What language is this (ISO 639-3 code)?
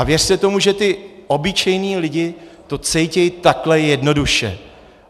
ces